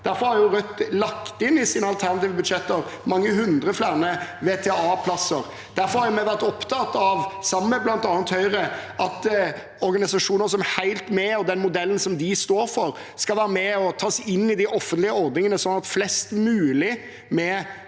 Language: Norwegian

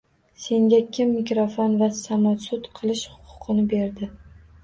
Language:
Uzbek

